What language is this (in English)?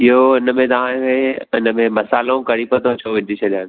Sindhi